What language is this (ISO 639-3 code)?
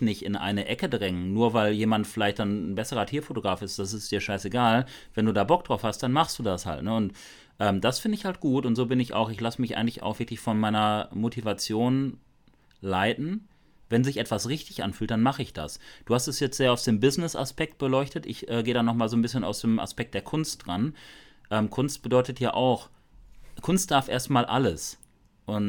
deu